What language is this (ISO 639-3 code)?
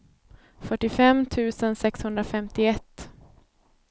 swe